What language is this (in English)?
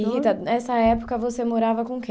Portuguese